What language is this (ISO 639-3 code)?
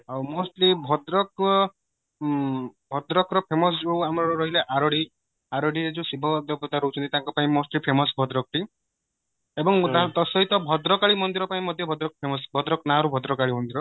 ori